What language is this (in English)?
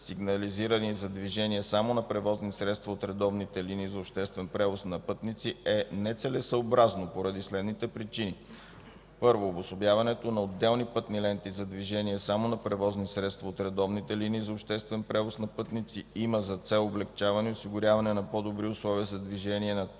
Bulgarian